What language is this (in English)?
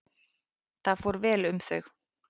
Icelandic